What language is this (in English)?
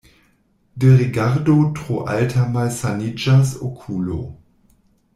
Esperanto